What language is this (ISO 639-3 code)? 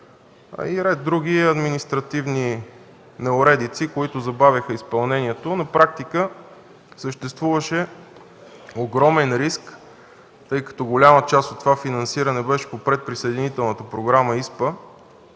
bul